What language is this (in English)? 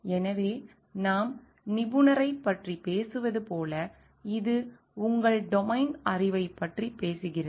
Tamil